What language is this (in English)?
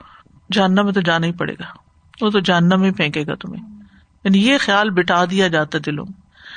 Urdu